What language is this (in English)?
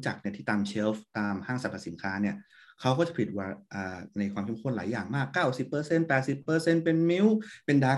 Thai